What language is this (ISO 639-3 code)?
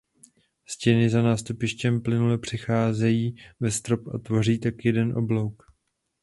ces